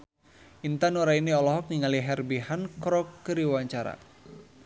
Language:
Sundanese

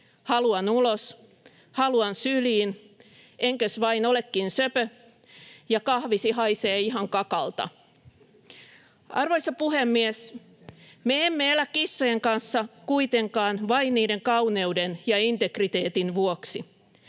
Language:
Finnish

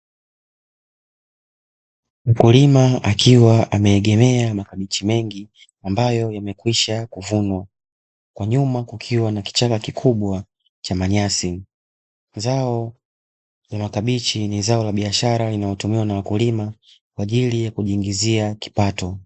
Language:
Swahili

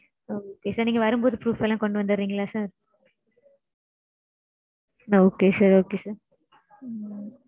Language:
Tamil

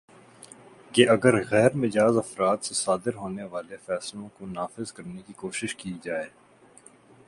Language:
Urdu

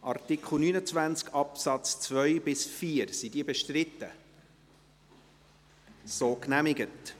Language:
Swiss German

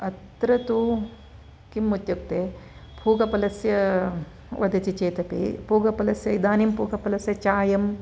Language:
Sanskrit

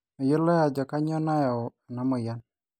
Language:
Masai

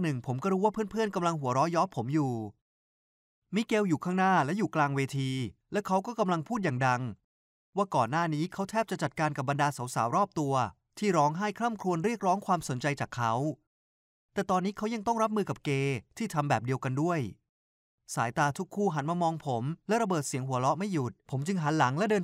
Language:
Thai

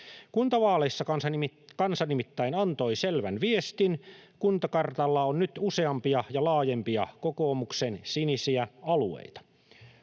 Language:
Finnish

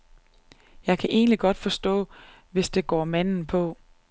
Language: Danish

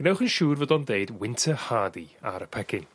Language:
Welsh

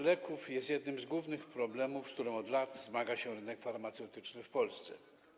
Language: Polish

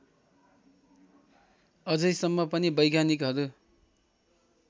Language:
Nepali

